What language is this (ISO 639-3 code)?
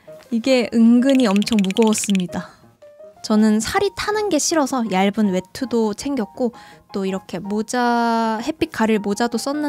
kor